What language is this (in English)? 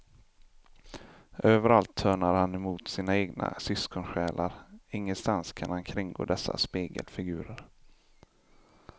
Swedish